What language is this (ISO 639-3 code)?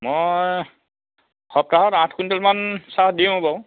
asm